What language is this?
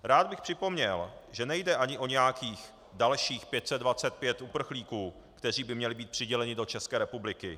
Czech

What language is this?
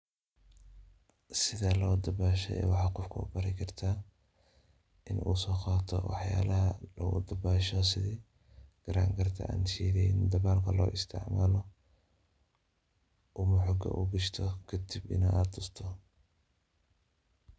Somali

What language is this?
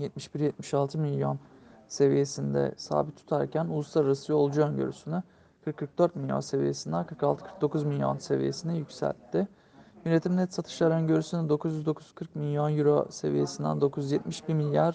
Turkish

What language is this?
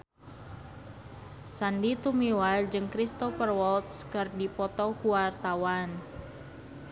Sundanese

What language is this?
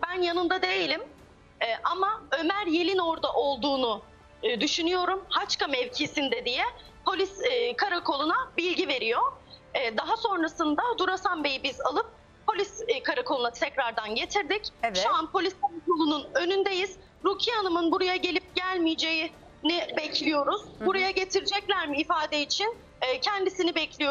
Turkish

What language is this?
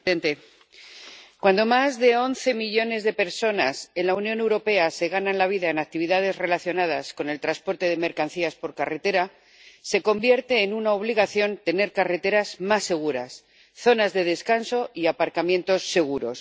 Spanish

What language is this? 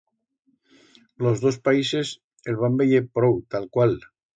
Aragonese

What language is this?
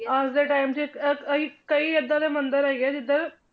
Punjabi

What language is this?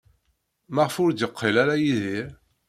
Kabyle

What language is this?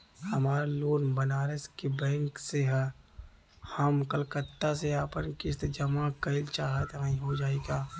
Bhojpuri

